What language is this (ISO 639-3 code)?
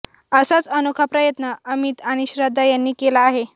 mar